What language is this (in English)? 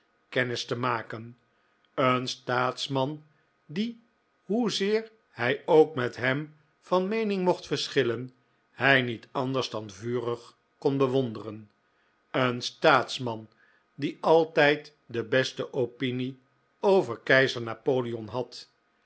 Dutch